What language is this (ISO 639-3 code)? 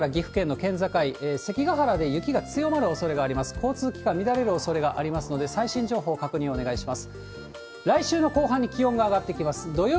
jpn